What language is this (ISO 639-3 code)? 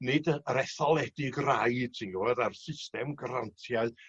cym